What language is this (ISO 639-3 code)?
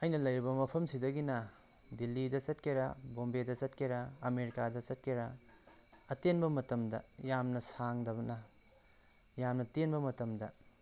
mni